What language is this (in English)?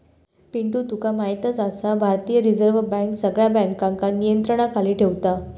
Marathi